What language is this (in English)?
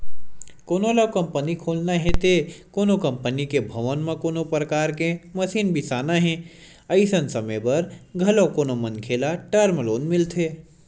Chhattisgarhi